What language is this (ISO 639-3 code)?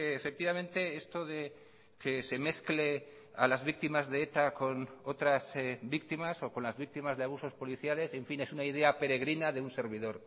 spa